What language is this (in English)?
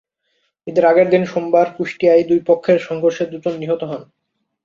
Bangla